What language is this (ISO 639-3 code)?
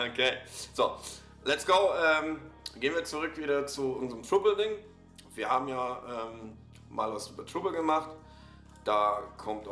deu